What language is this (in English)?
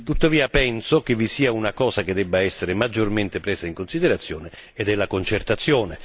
Italian